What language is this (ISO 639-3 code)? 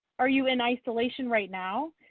eng